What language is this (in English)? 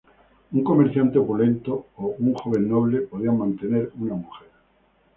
Spanish